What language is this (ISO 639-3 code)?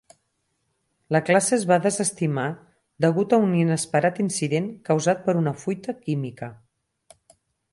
cat